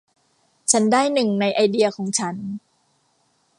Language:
Thai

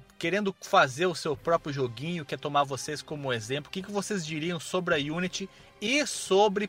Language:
Portuguese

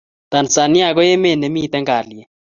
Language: Kalenjin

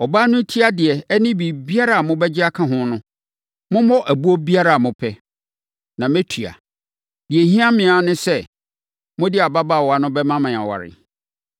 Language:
Akan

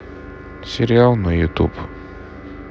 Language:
Russian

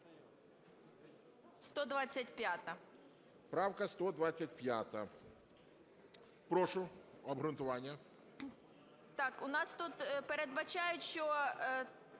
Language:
Ukrainian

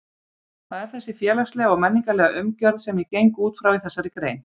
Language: Icelandic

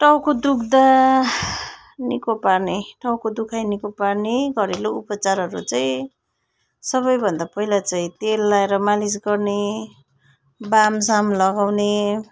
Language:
Nepali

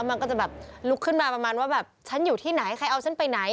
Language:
Thai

